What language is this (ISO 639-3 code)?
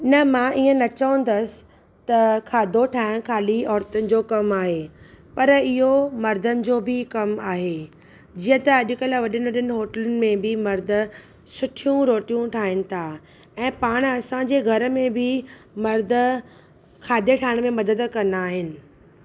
snd